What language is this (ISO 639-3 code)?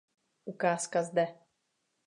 ces